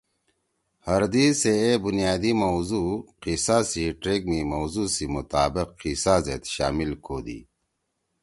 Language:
Torwali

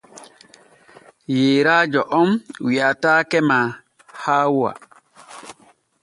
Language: Borgu Fulfulde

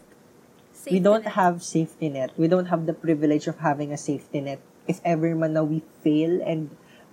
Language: Filipino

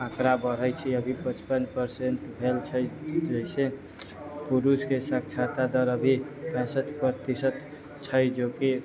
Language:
Maithili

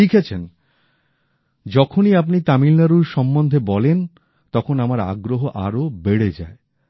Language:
Bangla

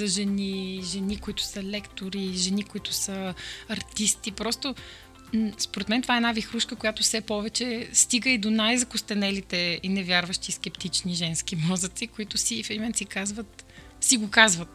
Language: Bulgarian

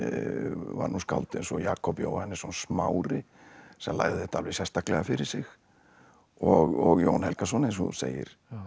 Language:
Icelandic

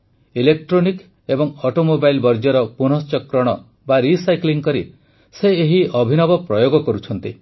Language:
Odia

